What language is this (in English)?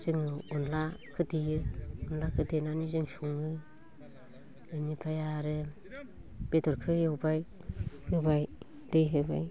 Bodo